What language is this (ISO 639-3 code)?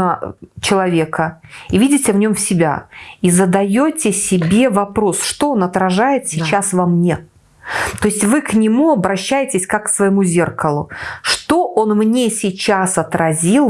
rus